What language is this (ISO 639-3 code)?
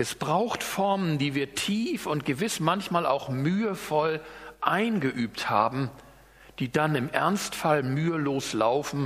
deu